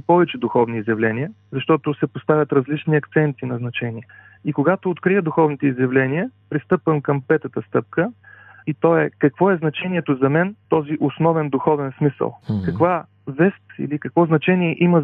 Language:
Bulgarian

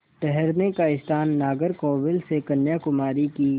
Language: Hindi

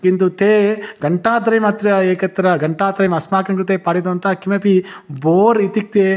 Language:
Sanskrit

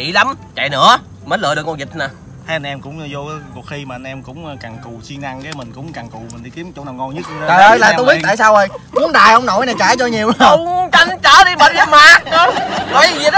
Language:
Vietnamese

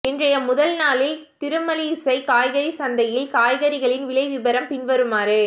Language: Tamil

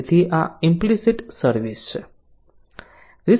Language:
Gujarati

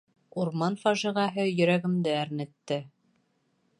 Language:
Bashkir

